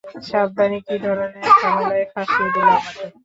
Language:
Bangla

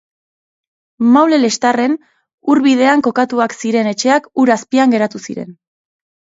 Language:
Basque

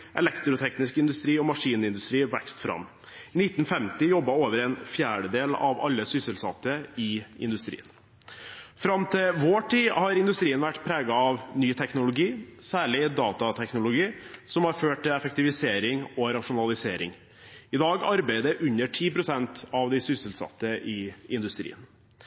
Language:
Norwegian Bokmål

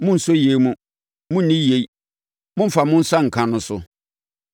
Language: Akan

